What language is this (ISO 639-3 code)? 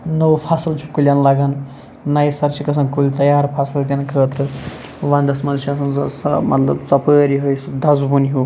kas